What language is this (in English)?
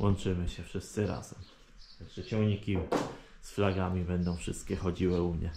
Polish